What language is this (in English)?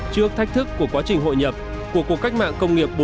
Vietnamese